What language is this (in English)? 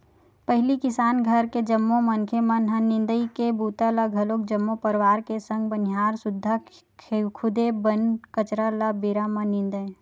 Chhattisgarhi